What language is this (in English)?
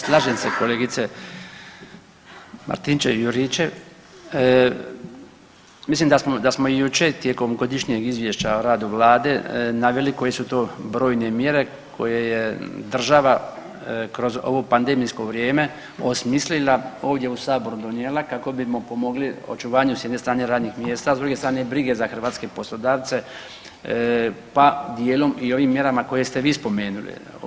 Croatian